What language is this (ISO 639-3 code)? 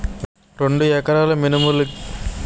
tel